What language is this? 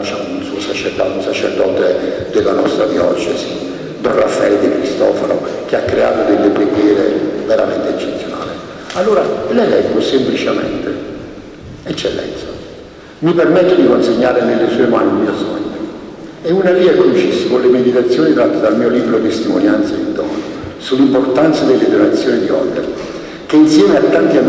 Italian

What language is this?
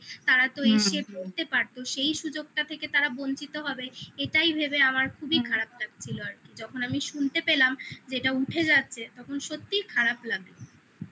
Bangla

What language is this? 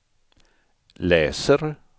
Swedish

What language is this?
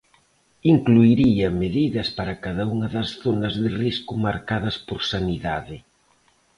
Galician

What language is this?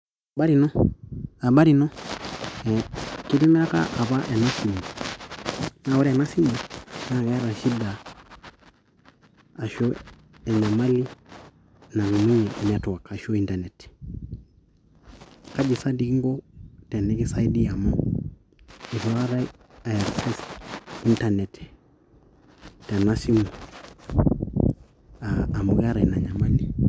Masai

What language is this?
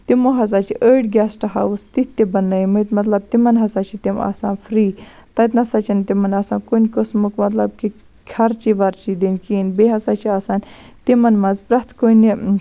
Kashmiri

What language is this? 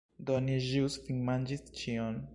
Esperanto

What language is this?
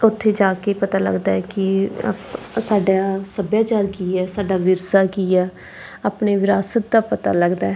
Punjabi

